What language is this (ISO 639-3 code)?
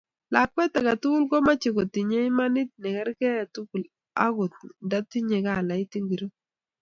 kln